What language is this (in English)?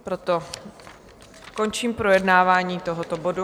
Czech